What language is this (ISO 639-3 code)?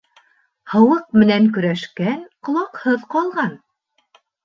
bak